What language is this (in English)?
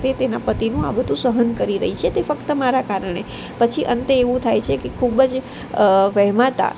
Gujarati